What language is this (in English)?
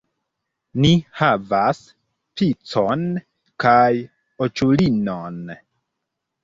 Esperanto